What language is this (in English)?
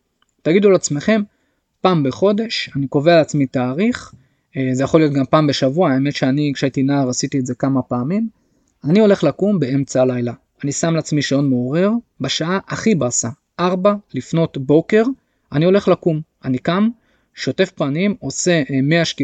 Hebrew